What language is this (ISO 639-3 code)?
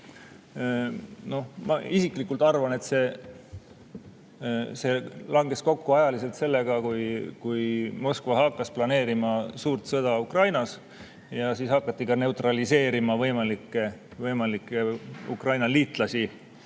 est